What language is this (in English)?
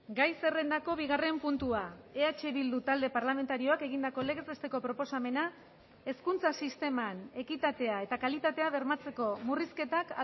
Basque